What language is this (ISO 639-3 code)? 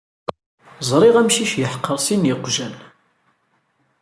kab